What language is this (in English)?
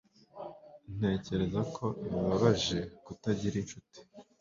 Kinyarwanda